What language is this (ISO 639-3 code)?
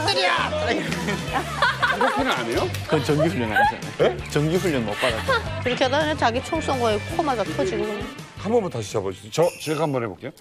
kor